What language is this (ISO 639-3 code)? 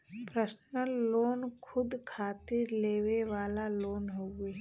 bho